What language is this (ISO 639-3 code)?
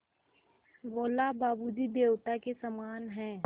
hin